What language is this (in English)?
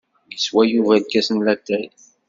Kabyle